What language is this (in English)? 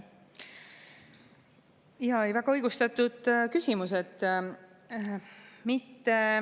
Estonian